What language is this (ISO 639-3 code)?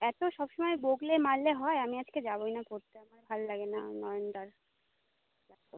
ben